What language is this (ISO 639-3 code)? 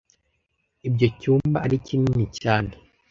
kin